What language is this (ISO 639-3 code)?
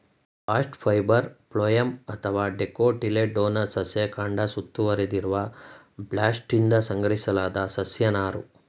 kan